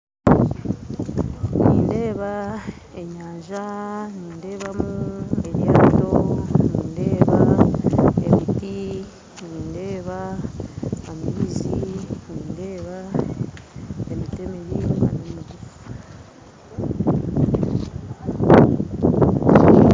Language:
Nyankole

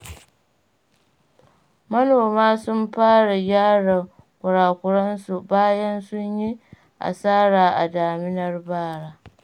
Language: Hausa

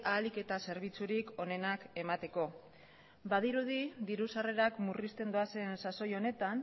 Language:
Basque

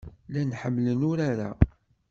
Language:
Kabyle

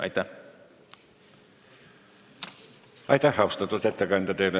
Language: Estonian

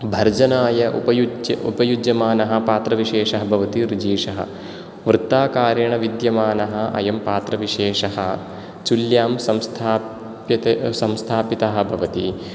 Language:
Sanskrit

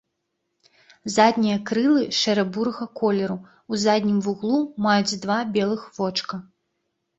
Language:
Belarusian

